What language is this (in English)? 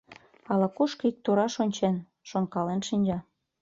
Mari